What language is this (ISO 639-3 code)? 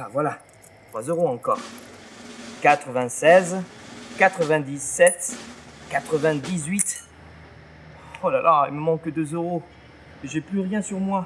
fra